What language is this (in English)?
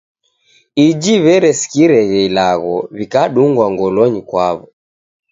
Taita